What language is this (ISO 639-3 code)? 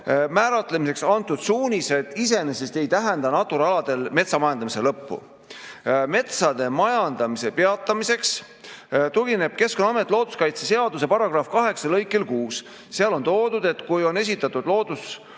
est